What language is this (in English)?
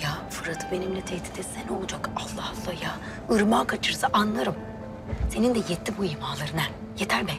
Turkish